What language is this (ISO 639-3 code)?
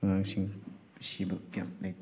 mni